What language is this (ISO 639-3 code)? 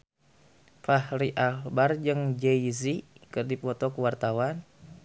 sun